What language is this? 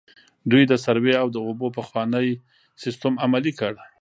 Pashto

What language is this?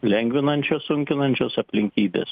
Lithuanian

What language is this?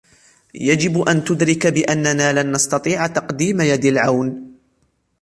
Arabic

